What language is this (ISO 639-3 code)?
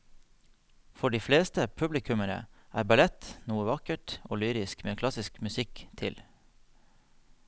nor